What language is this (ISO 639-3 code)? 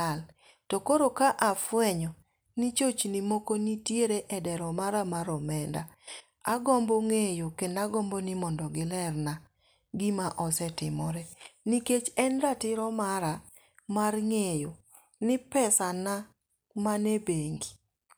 luo